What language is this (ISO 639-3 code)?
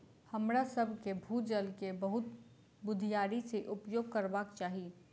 mai